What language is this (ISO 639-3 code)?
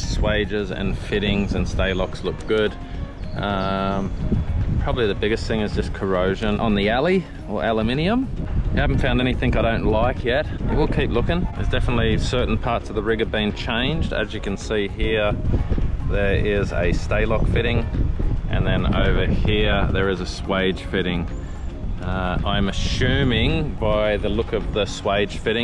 eng